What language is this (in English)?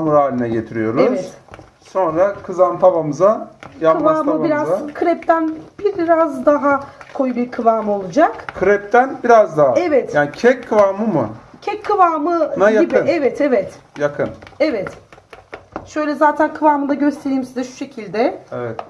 Turkish